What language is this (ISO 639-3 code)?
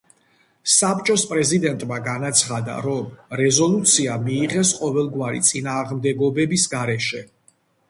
kat